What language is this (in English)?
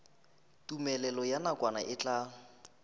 Northern Sotho